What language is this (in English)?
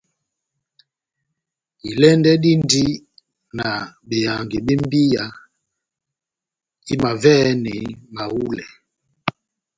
Batanga